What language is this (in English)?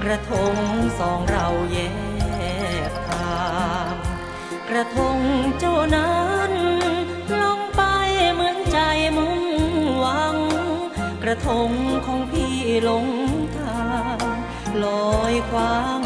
Thai